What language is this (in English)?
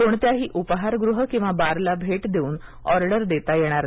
Marathi